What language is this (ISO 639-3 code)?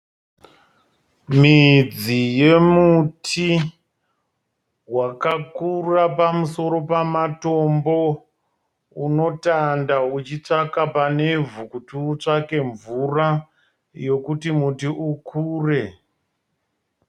sna